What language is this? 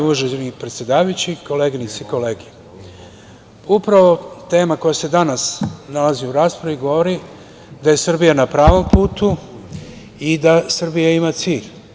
Serbian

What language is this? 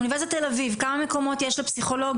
Hebrew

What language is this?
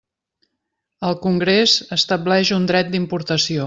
Catalan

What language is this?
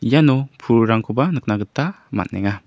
Garo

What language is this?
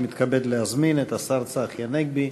Hebrew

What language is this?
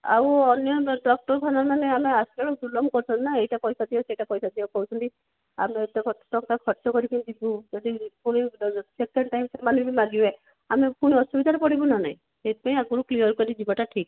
Odia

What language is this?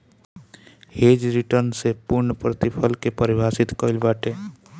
Bhojpuri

